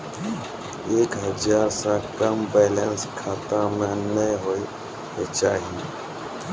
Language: Maithili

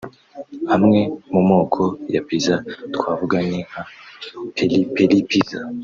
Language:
Kinyarwanda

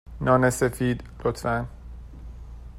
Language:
Persian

